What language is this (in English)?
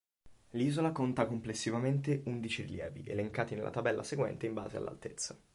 Italian